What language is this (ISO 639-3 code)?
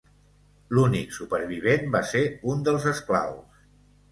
cat